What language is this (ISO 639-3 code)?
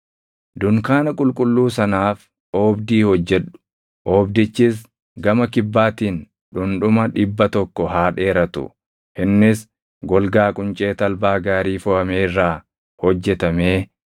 orm